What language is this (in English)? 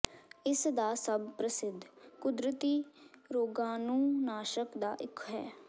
Punjabi